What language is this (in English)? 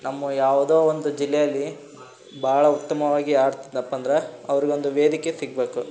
Kannada